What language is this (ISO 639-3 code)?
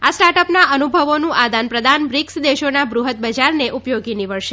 guj